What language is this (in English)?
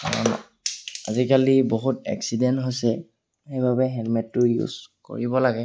Assamese